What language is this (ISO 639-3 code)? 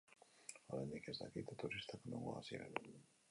eus